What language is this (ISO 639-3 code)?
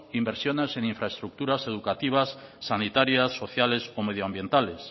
spa